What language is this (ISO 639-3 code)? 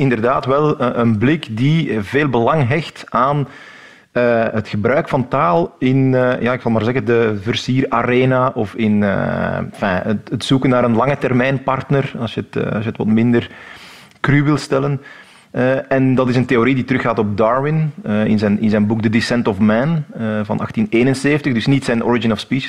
nld